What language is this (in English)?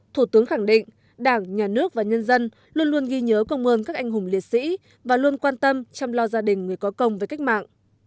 Vietnamese